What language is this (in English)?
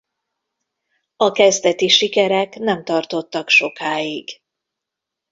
Hungarian